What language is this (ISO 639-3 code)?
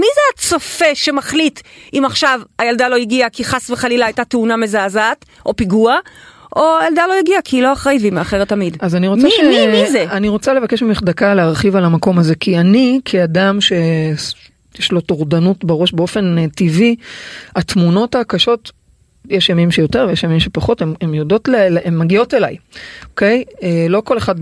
heb